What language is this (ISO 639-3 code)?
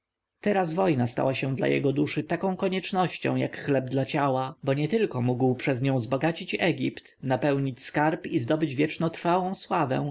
pol